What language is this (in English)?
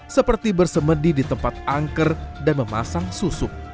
Indonesian